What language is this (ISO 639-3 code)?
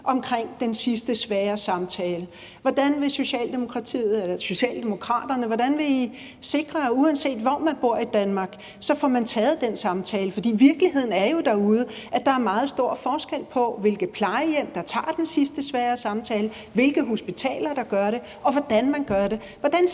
dan